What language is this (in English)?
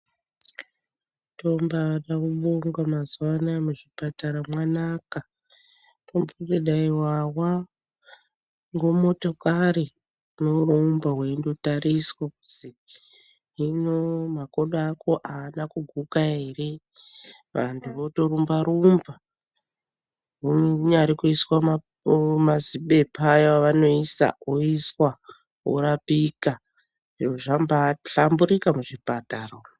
Ndau